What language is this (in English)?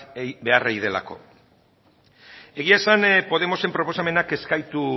Basque